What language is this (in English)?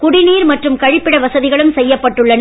Tamil